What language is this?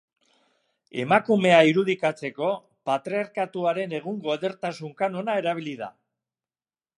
Basque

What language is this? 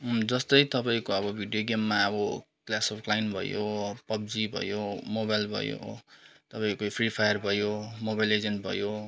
Nepali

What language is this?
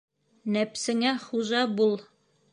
Bashkir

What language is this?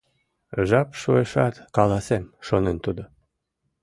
Mari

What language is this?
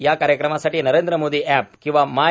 Marathi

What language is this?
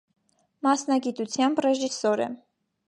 Armenian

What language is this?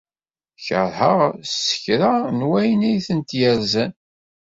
Kabyle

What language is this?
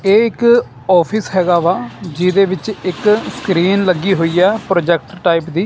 Punjabi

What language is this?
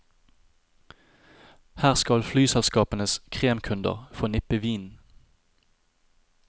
Norwegian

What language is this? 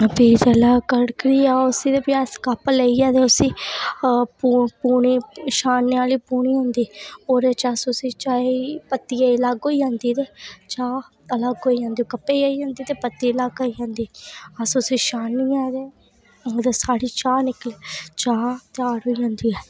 Dogri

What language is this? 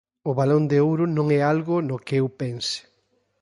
Galician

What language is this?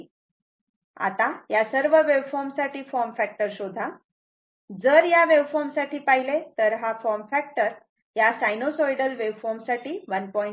Marathi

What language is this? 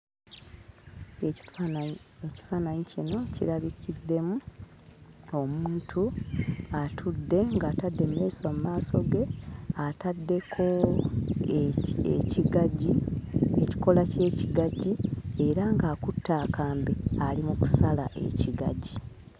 Ganda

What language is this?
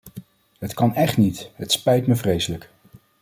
Dutch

